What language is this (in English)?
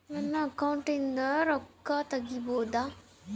Kannada